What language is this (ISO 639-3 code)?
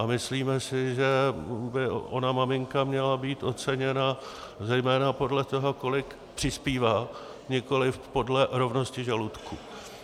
ces